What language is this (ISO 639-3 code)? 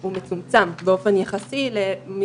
heb